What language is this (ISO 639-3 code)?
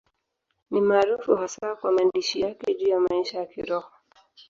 swa